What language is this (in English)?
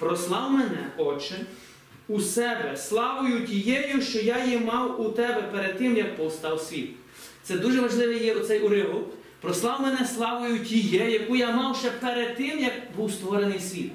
Ukrainian